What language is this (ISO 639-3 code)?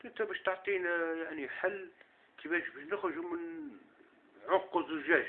ara